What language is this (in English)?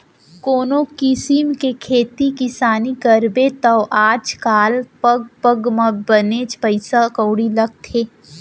Chhattisgarhi